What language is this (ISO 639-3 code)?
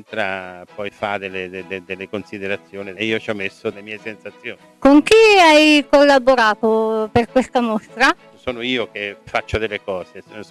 ita